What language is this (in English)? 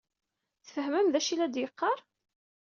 Kabyle